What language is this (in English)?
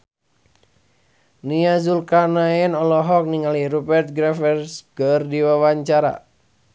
Sundanese